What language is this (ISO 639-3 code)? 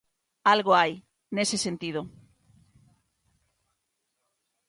glg